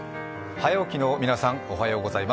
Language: Japanese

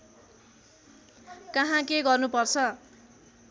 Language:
Nepali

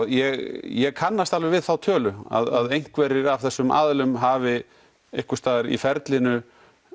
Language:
Icelandic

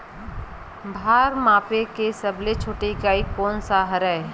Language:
Chhattisgarhi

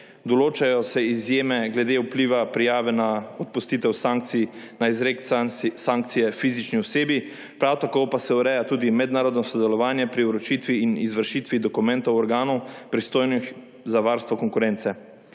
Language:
Slovenian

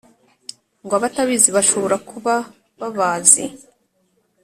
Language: Kinyarwanda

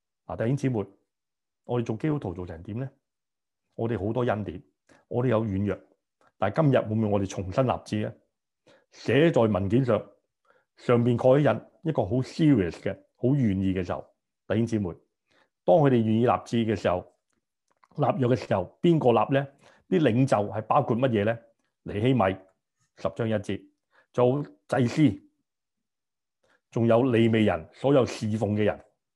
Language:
Chinese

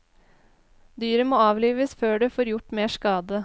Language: Norwegian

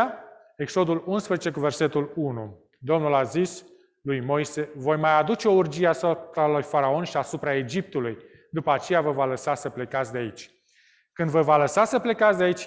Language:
Romanian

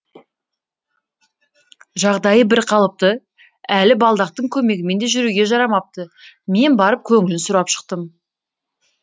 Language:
Kazakh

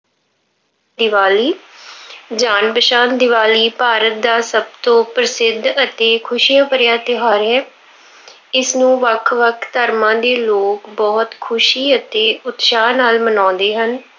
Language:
Punjabi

